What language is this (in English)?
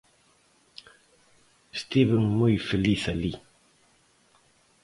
Galician